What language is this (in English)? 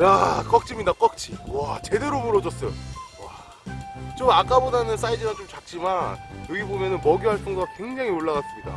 Korean